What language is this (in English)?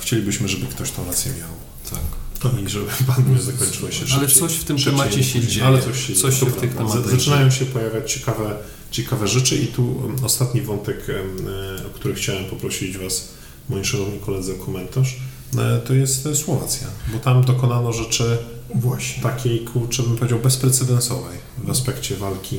Polish